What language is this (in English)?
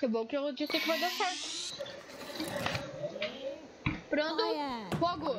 Portuguese